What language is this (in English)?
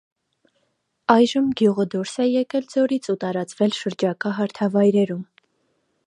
Armenian